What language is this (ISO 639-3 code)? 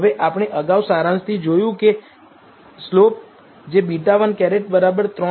guj